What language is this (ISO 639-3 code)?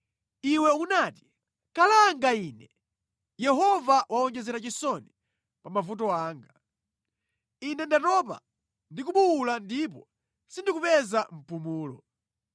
nya